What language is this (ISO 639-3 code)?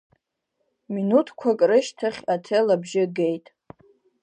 abk